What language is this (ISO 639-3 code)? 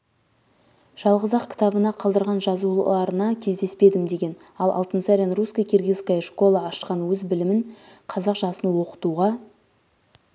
kaz